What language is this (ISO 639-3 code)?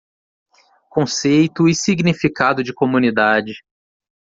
por